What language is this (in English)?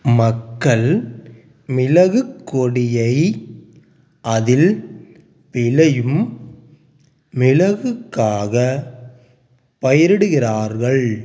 Tamil